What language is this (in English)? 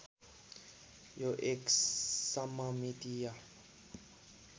Nepali